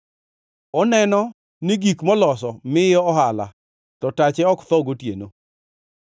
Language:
Luo (Kenya and Tanzania)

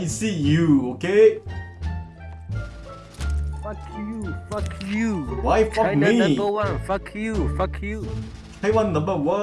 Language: Korean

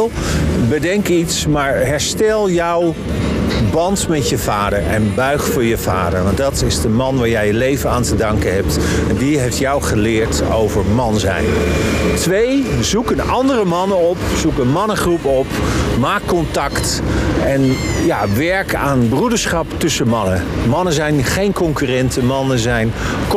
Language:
Dutch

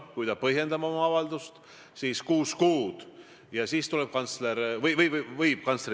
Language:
Estonian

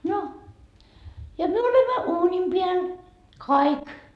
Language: Finnish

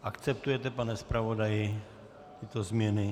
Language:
Czech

